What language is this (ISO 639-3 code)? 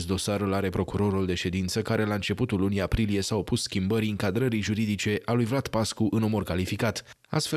ron